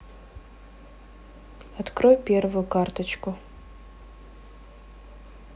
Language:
Russian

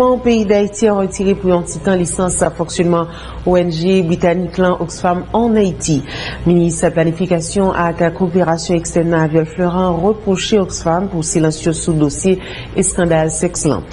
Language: French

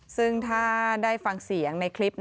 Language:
Thai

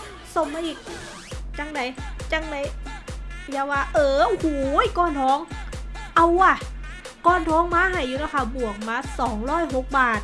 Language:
Thai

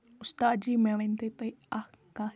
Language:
Kashmiri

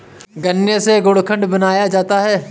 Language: Hindi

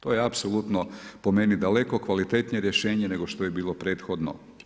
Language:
Croatian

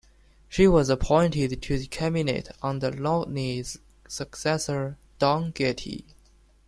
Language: English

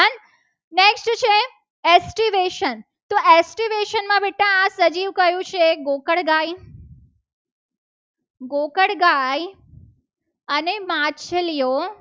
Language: Gujarati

